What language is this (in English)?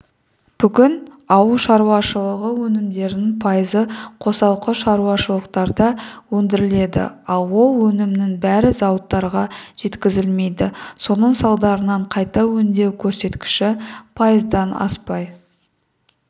Kazakh